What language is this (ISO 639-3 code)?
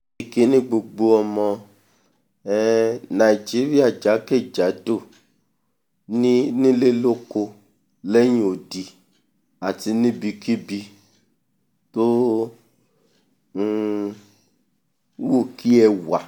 yor